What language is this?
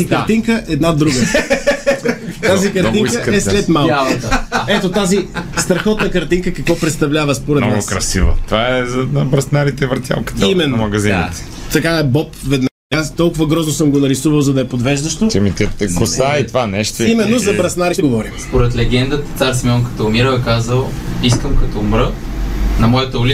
Bulgarian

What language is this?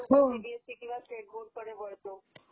Marathi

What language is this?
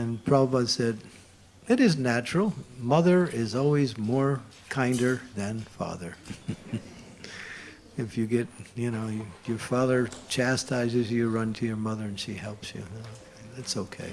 English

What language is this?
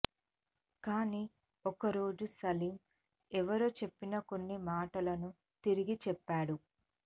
Telugu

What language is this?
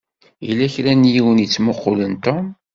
Kabyle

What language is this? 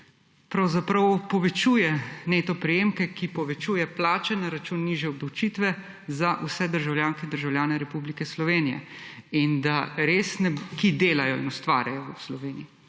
Slovenian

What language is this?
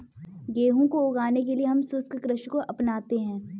Hindi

